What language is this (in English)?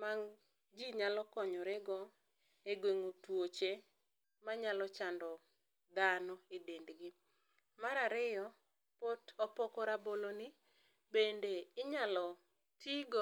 Luo (Kenya and Tanzania)